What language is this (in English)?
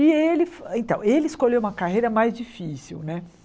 Portuguese